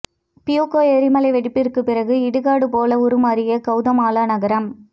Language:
Tamil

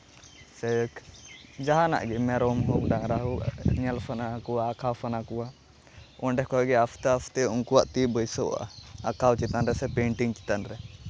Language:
Santali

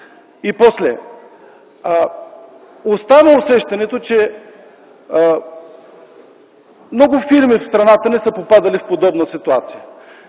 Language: Bulgarian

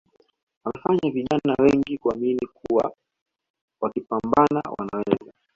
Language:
Swahili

